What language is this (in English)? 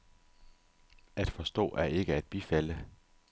Danish